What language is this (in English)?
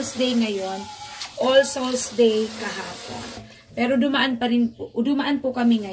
Filipino